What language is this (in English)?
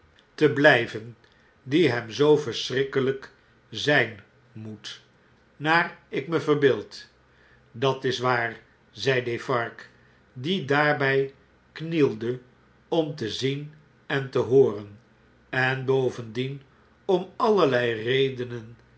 Dutch